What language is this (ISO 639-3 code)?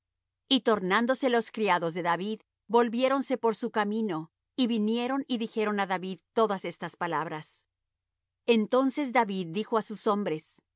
spa